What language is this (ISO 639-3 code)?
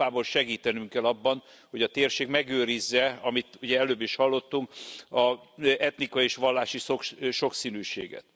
hun